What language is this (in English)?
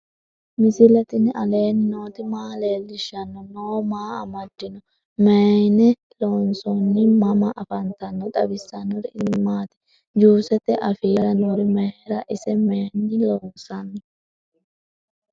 Sidamo